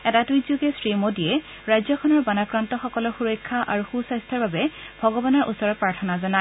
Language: Assamese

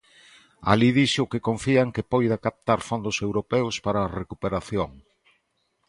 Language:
Galician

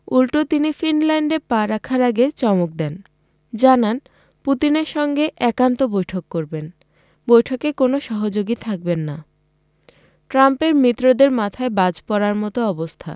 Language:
Bangla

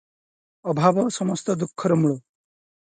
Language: Odia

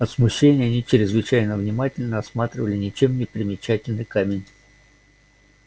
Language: Russian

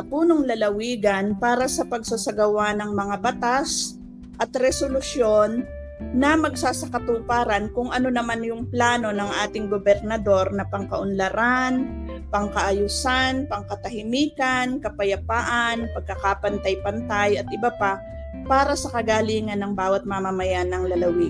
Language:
Filipino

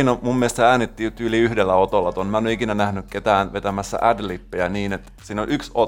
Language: Finnish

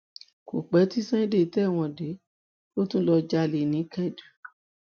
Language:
Yoruba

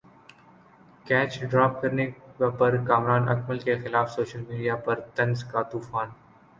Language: Urdu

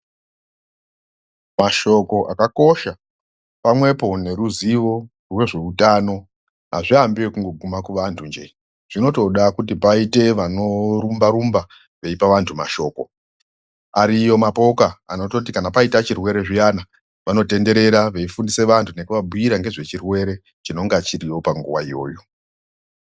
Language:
Ndau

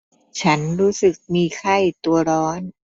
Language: Thai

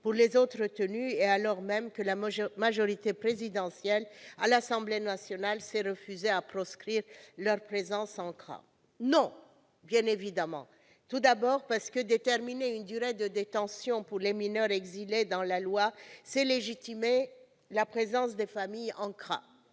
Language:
French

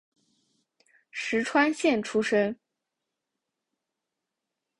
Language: Chinese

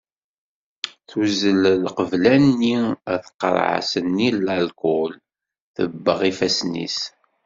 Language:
Kabyle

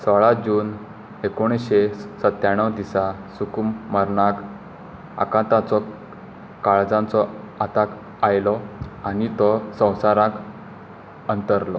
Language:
Konkani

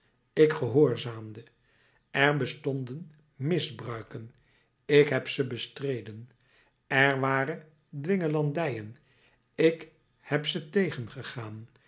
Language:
Dutch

